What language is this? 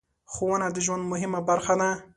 Pashto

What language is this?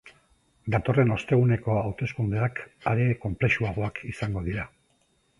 Basque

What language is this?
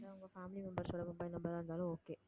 Tamil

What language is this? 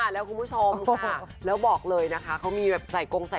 Thai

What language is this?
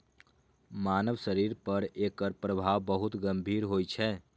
Maithili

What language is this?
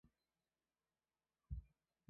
Chinese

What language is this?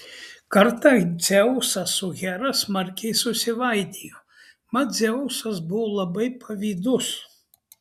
Lithuanian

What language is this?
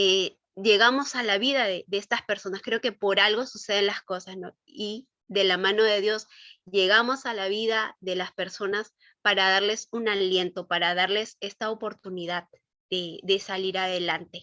Spanish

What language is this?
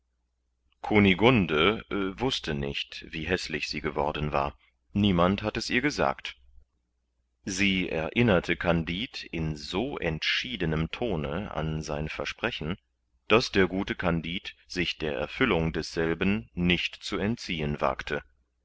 German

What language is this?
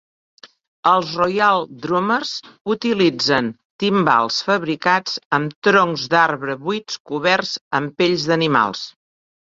Catalan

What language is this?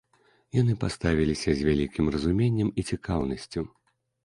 Belarusian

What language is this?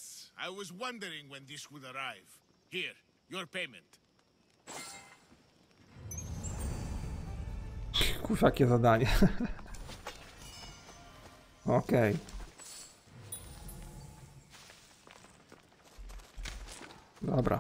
Polish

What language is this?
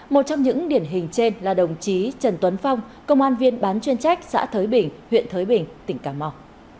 Vietnamese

